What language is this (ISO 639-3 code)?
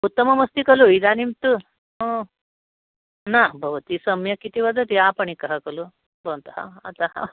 san